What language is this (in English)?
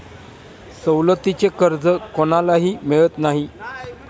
Marathi